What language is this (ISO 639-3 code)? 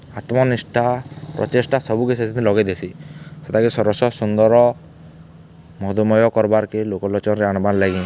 ori